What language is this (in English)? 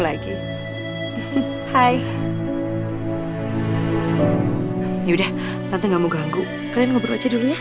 Indonesian